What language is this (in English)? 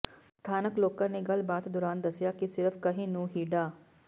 Punjabi